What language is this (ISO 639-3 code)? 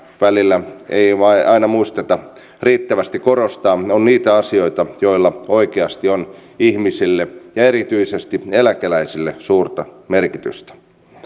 fin